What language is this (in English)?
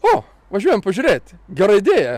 Lithuanian